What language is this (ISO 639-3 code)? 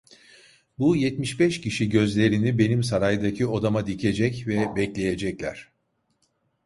tur